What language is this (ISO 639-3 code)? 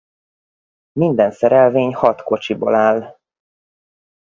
hun